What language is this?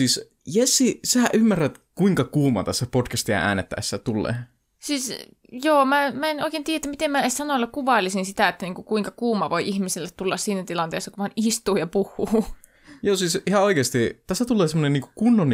Finnish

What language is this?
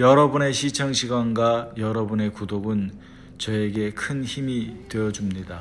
Korean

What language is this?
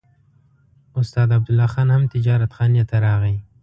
Pashto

